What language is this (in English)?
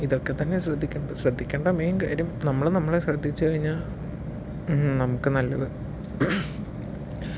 Malayalam